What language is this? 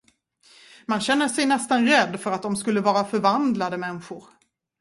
Swedish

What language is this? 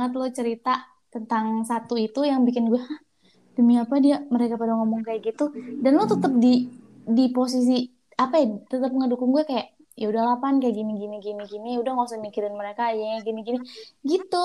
Indonesian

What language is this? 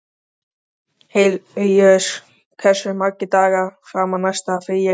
Icelandic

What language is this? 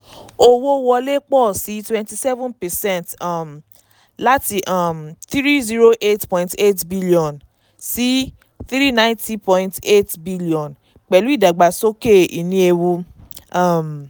Yoruba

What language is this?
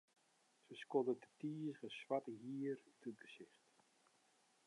Western Frisian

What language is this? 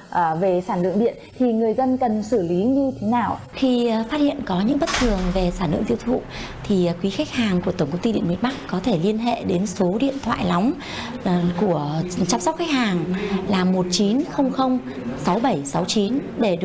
Vietnamese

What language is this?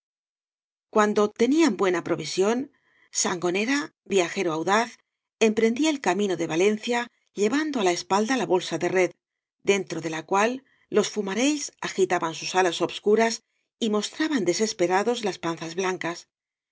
Spanish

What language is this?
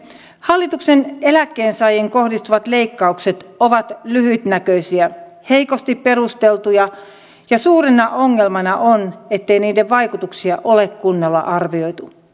Finnish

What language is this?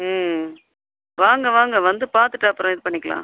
Tamil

